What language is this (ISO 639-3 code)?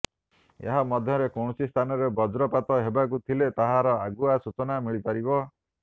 ori